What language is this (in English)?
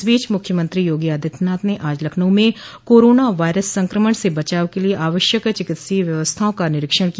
Hindi